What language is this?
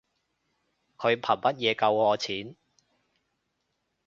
Cantonese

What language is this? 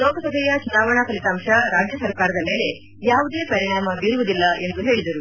Kannada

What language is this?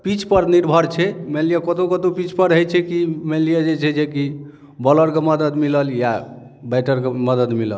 Maithili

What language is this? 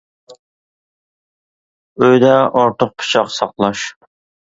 Uyghur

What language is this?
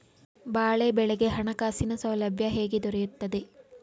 Kannada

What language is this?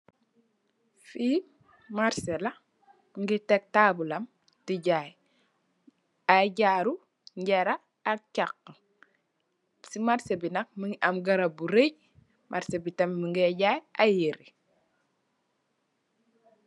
Wolof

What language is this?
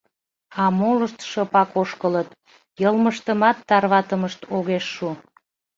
Mari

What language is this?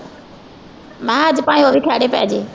Punjabi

